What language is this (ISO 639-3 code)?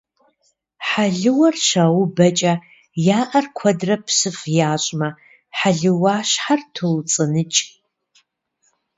kbd